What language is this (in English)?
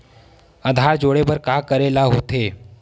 Chhattisgarhi